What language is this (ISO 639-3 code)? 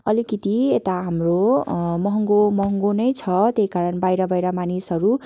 nep